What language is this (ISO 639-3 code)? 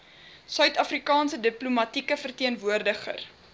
afr